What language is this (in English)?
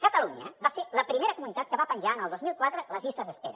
Catalan